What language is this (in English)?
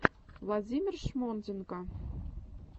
Russian